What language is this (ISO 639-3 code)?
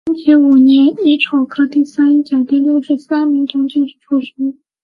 zho